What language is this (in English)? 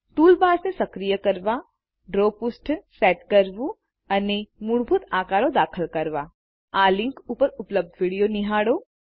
Gujarati